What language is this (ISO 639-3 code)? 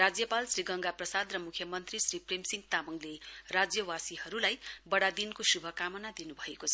nep